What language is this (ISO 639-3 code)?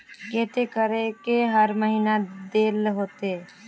mag